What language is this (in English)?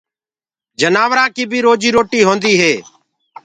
Gurgula